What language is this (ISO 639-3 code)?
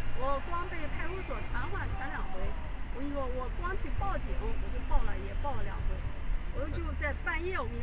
zho